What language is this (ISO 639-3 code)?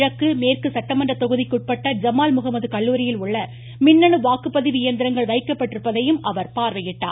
tam